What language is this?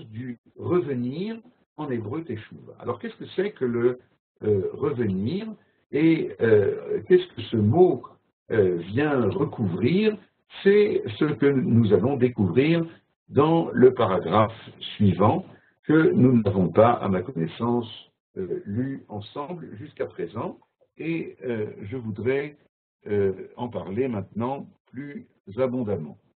French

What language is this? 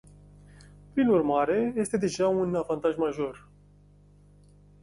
Romanian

